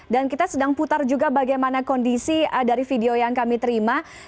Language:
Indonesian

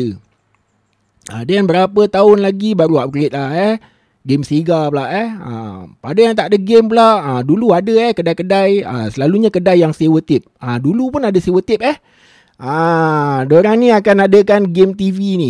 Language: Malay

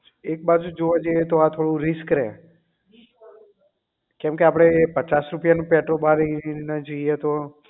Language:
Gujarati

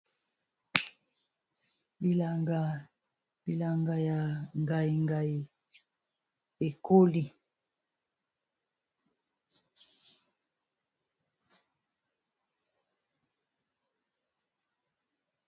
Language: Lingala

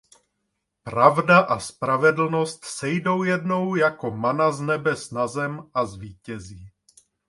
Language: Czech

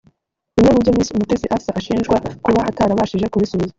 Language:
Kinyarwanda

